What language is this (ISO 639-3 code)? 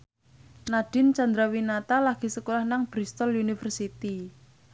jav